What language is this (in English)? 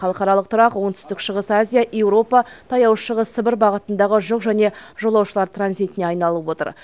Kazakh